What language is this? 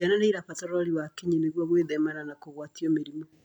Kikuyu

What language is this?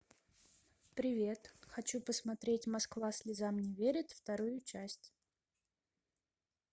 Russian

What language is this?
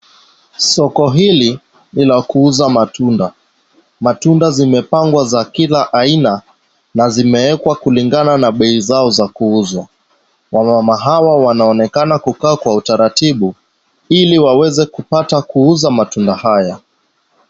Swahili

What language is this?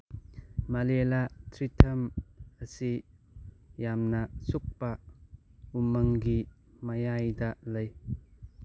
Manipuri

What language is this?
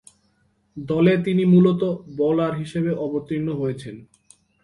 Bangla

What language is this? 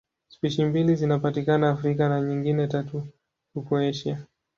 Swahili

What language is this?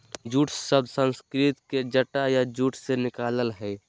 Magahi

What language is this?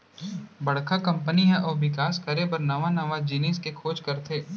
Chhattisgarhi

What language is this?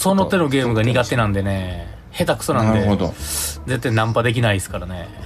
Japanese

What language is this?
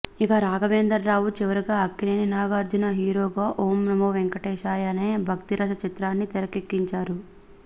Telugu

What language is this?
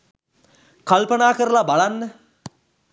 Sinhala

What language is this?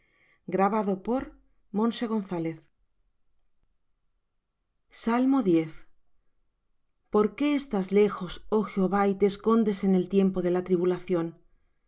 Spanish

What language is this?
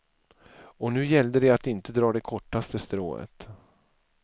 Swedish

